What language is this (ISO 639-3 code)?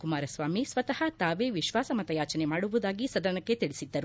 kan